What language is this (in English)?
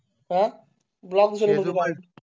Marathi